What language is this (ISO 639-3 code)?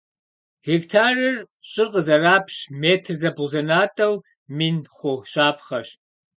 kbd